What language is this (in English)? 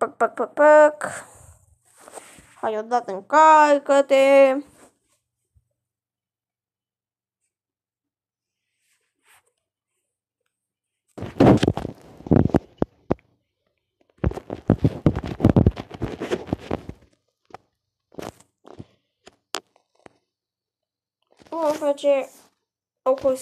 Romanian